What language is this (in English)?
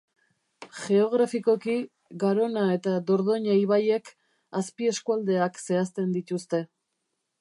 Basque